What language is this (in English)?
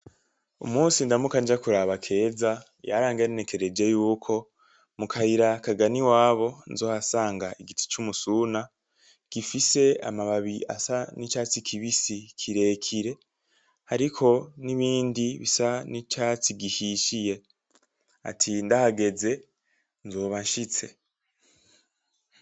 Rundi